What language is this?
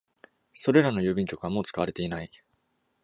Japanese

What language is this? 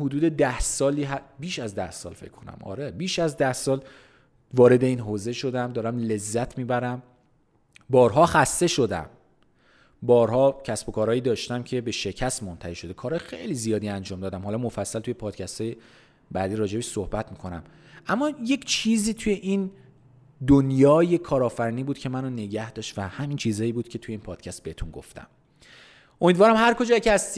Persian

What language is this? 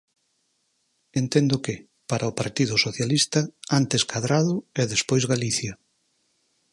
Galician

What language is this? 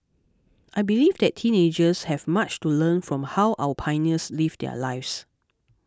English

